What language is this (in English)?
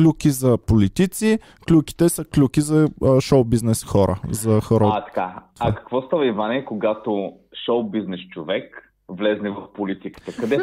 Bulgarian